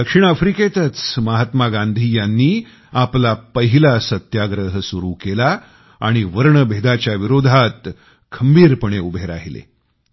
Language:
Marathi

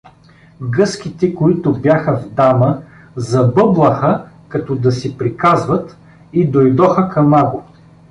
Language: Bulgarian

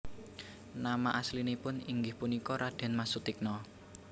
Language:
Javanese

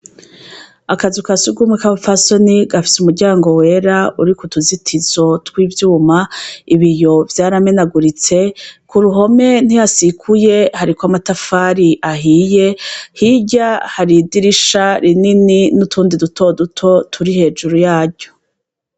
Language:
Rundi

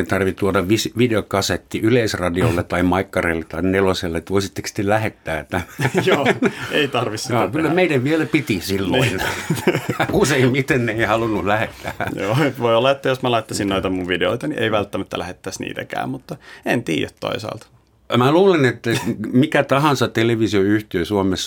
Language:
Finnish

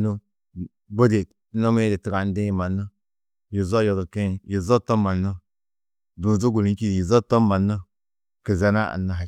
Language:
Tedaga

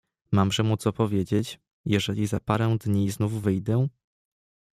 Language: Polish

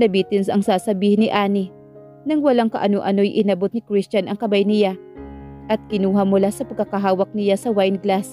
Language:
Filipino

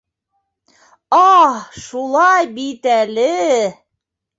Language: Bashkir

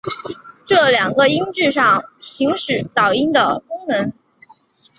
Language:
Chinese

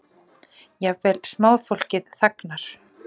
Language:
Icelandic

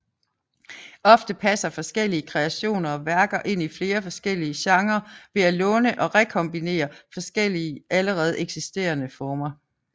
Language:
Danish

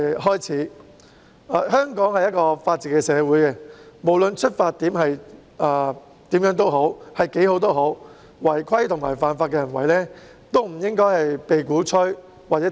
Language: Cantonese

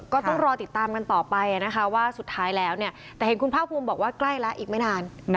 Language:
Thai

